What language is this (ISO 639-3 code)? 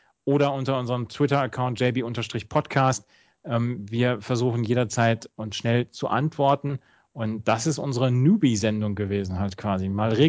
deu